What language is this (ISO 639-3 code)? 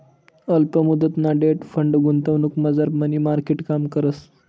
mar